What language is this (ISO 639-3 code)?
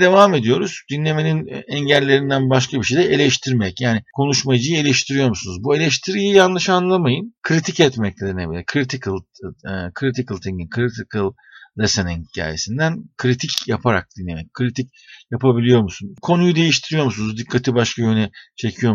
tur